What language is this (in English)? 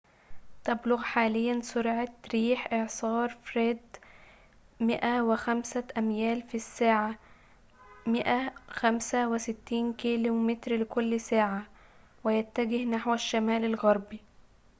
Arabic